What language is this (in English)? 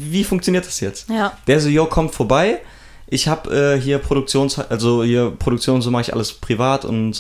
German